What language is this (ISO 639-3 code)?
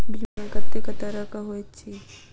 mai